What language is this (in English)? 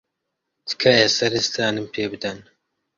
Central Kurdish